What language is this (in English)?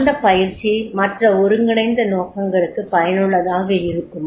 Tamil